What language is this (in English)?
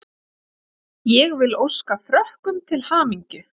Icelandic